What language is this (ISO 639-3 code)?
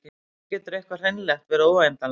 isl